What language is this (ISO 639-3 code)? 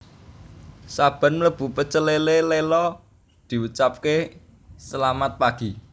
jav